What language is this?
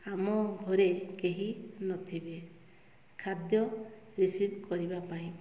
Odia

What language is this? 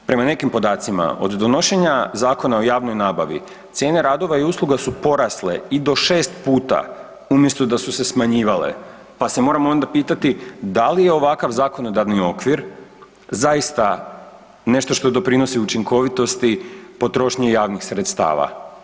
Croatian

